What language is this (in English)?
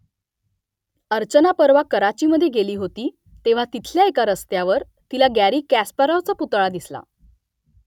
Marathi